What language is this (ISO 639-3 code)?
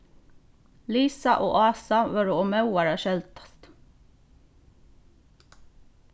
fao